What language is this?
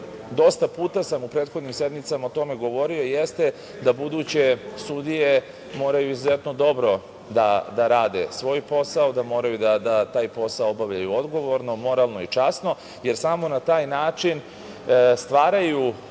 Serbian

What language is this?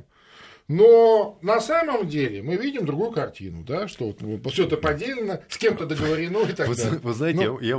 Russian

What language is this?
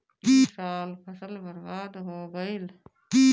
Bhojpuri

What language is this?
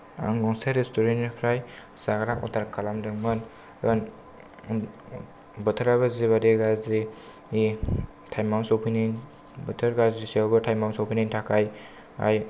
Bodo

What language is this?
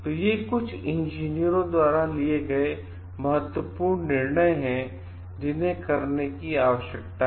Hindi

